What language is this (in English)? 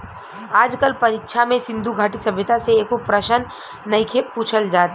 Bhojpuri